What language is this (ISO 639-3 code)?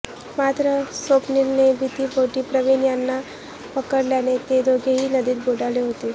mar